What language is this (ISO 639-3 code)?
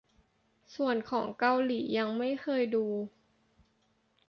tha